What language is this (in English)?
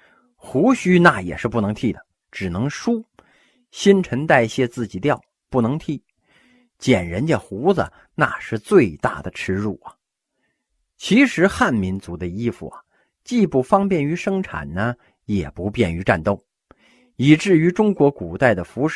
Chinese